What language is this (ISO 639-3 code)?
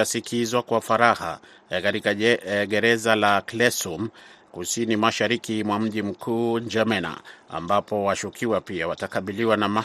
swa